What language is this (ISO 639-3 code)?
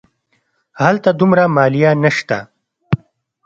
pus